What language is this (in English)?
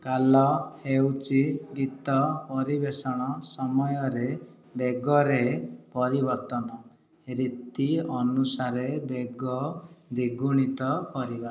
Odia